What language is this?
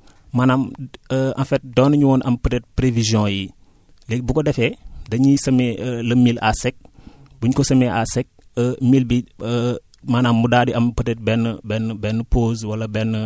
Wolof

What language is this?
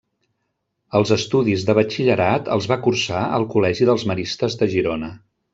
Catalan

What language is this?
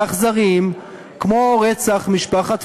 Hebrew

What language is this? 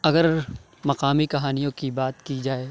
Urdu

